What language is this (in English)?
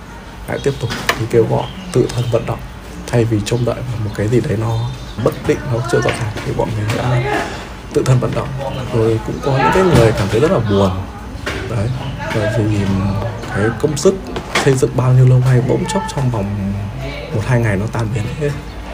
Vietnamese